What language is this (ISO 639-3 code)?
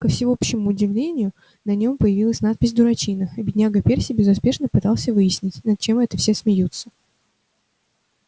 rus